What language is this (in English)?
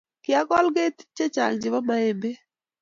Kalenjin